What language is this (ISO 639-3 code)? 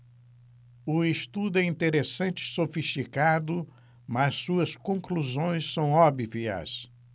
por